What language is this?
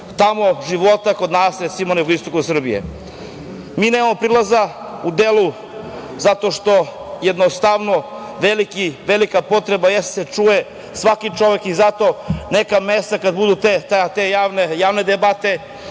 Serbian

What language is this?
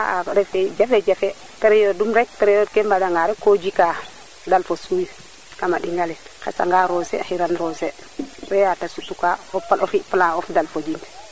Serer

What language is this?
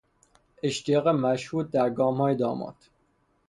Persian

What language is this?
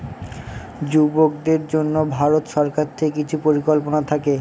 Bangla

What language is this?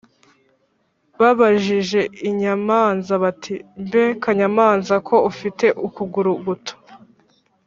Kinyarwanda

